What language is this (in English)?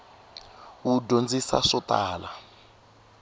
Tsonga